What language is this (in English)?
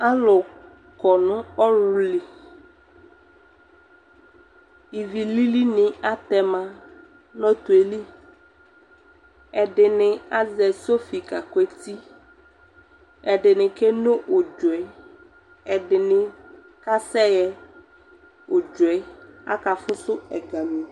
Ikposo